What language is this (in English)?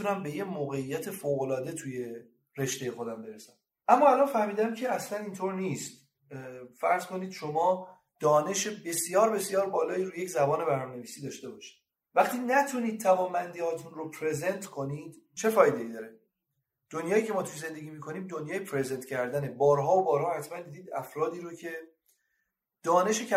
Persian